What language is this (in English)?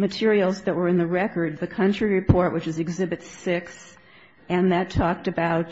English